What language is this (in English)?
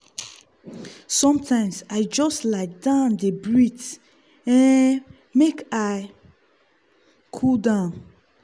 Nigerian Pidgin